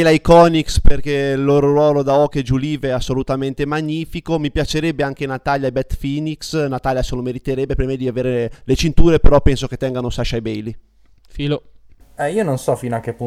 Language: Italian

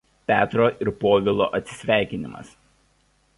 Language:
Lithuanian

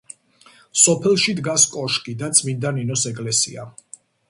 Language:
Georgian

